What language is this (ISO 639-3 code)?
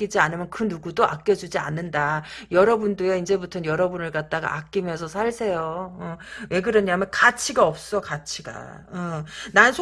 kor